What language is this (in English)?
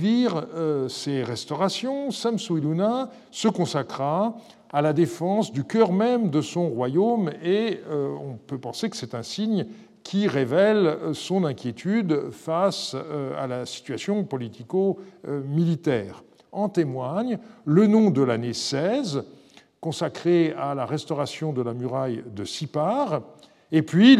French